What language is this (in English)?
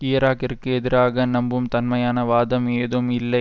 Tamil